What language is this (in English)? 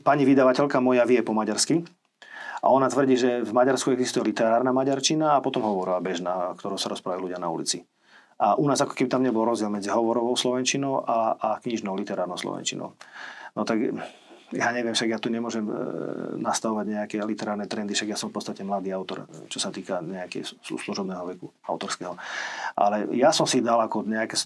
Slovak